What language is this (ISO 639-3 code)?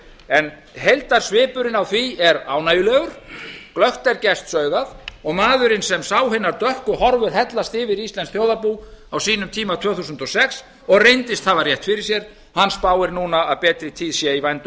isl